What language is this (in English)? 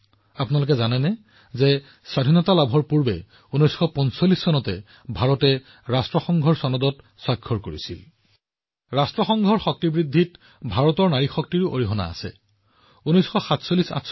Assamese